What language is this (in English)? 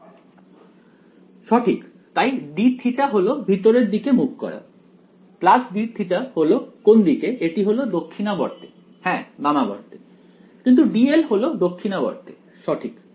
Bangla